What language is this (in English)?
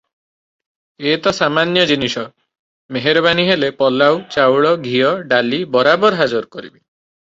Odia